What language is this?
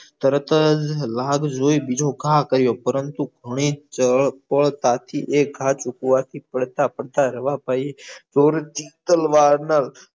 Gujarati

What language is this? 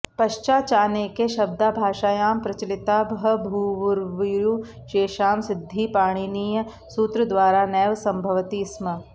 Sanskrit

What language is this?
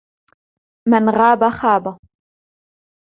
Arabic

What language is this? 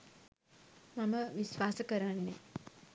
Sinhala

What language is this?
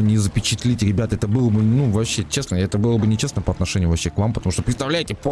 Russian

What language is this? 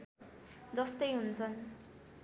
Nepali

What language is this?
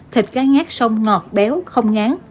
Vietnamese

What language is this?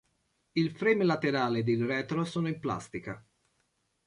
Italian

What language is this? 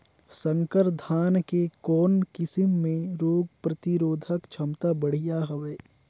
Chhattisgarhi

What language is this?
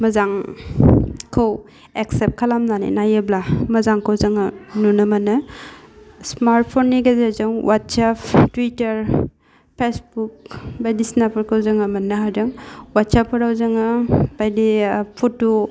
Bodo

